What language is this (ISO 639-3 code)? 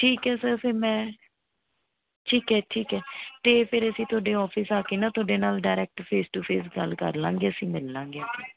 pan